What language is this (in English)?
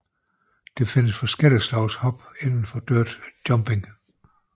Danish